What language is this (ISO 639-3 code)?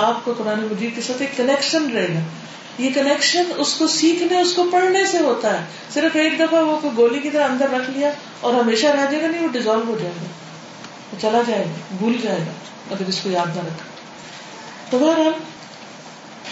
urd